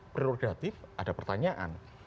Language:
Indonesian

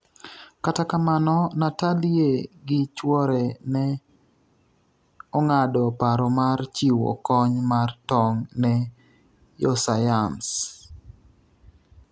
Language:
Luo (Kenya and Tanzania)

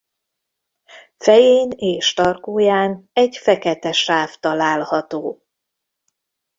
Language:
Hungarian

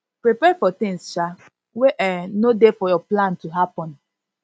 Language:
Nigerian Pidgin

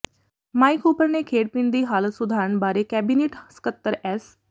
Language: Punjabi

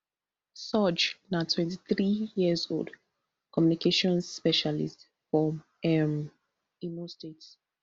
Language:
Nigerian Pidgin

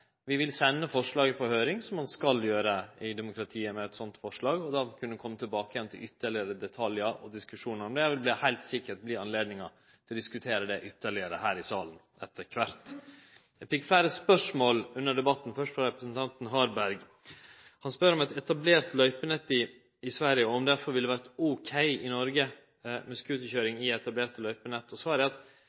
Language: Norwegian Nynorsk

